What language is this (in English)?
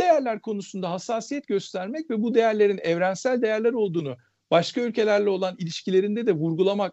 Turkish